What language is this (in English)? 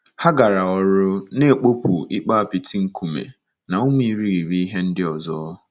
Igbo